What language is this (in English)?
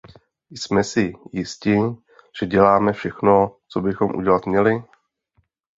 Czech